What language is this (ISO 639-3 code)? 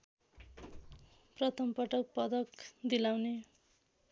nep